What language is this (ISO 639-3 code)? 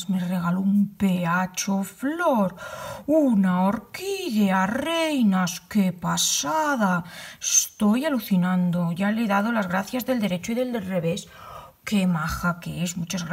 spa